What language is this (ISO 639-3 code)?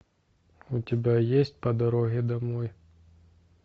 rus